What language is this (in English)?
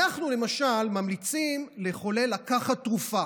Hebrew